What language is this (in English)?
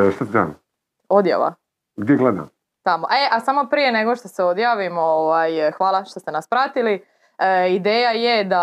Croatian